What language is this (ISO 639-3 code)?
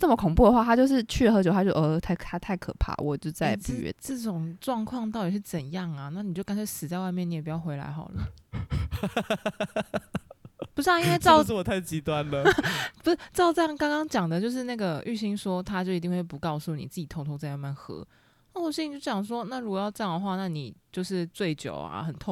zho